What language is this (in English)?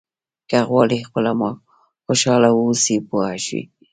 Pashto